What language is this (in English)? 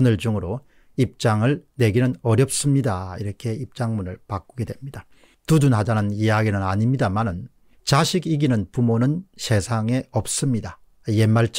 Korean